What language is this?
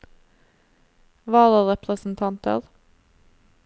Norwegian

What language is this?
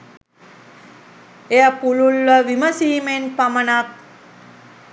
Sinhala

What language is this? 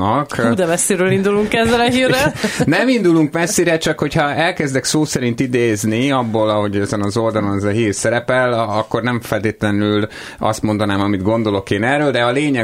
Hungarian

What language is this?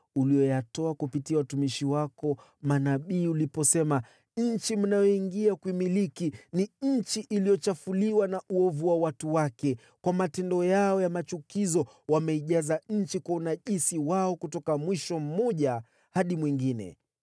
Swahili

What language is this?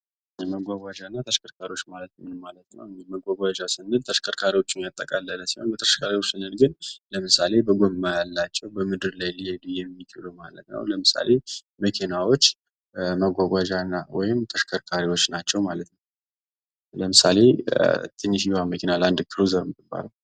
Amharic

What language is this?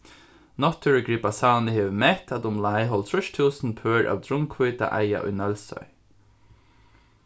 Faroese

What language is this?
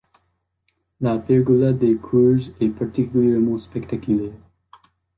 French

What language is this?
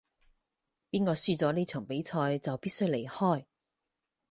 Cantonese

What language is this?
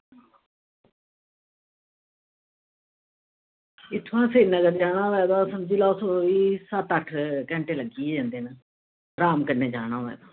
Dogri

